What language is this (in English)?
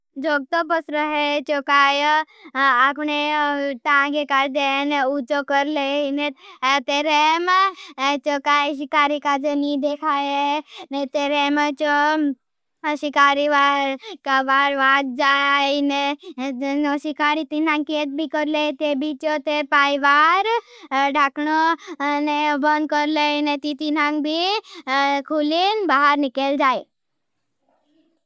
Bhili